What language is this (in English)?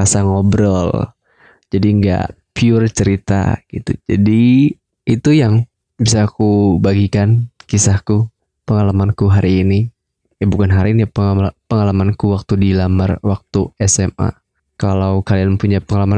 Indonesian